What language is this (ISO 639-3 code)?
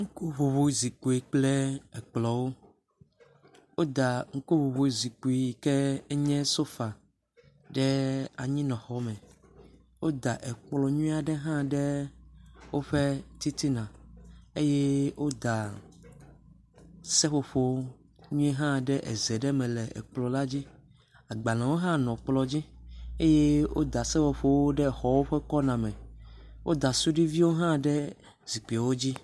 ewe